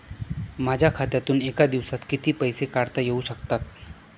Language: Marathi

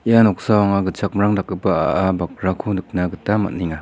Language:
Garo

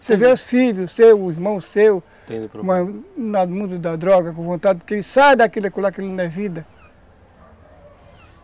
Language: Portuguese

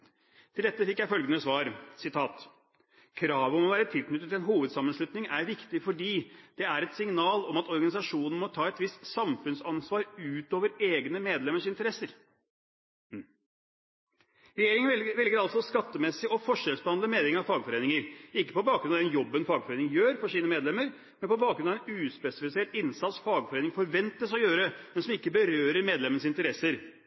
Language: Norwegian Bokmål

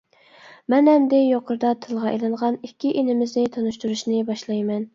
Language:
Uyghur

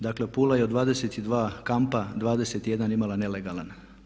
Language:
Croatian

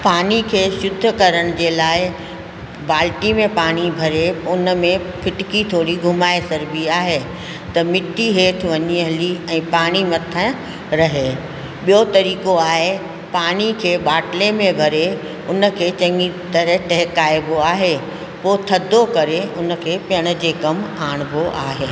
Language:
Sindhi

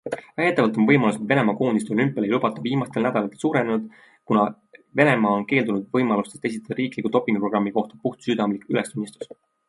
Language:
Estonian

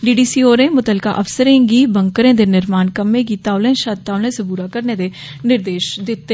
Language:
Dogri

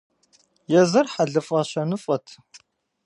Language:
Kabardian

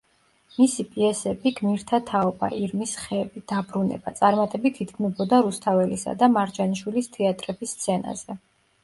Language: Georgian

